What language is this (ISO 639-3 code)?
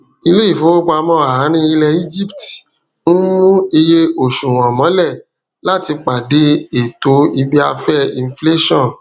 yor